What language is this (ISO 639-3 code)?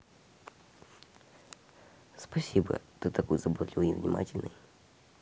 rus